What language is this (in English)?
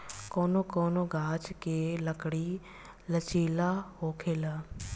Bhojpuri